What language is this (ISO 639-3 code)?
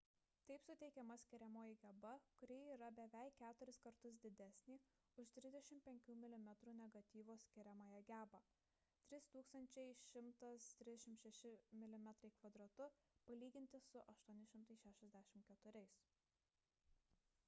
lit